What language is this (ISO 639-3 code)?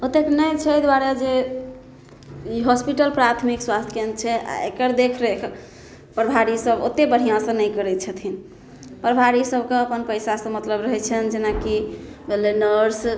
mai